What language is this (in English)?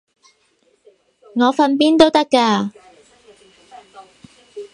Cantonese